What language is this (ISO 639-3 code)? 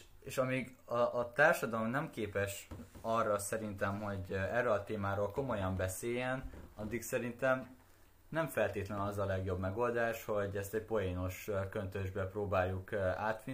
hun